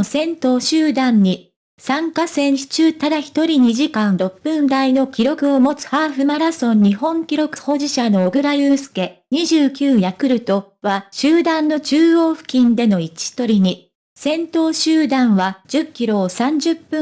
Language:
Japanese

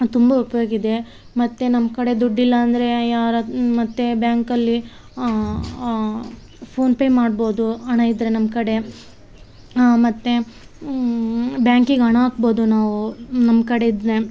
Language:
Kannada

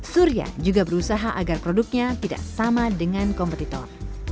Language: Indonesian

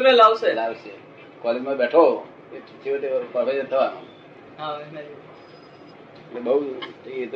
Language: Gujarati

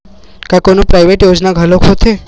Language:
Chhattisgarhi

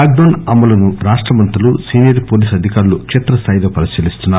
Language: Telugu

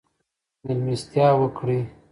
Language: Pashto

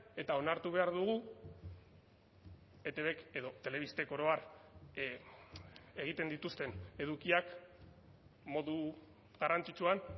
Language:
Basque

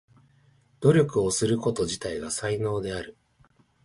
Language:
Japanese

